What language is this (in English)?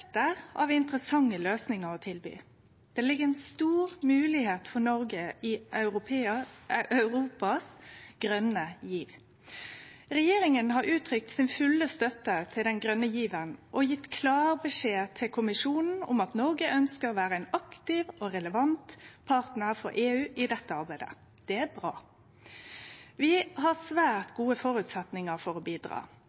Norwegian Nynorsk